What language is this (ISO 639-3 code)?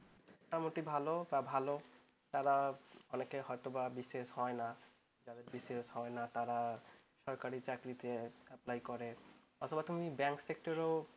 ben